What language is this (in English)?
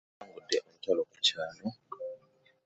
Ganda